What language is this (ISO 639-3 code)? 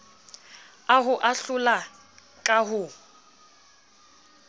sot